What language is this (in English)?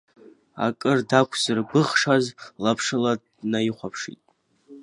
Abkhazian